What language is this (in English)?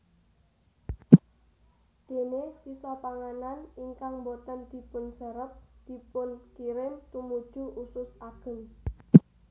Javanese